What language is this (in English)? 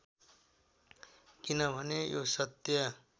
Nepali